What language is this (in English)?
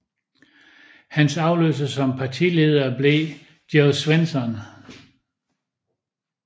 Danish